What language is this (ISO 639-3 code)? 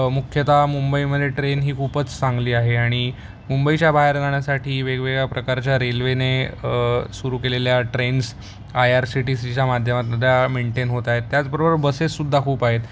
mar